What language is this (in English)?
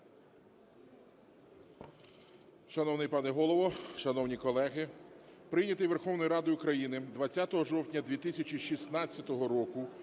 Ukrainian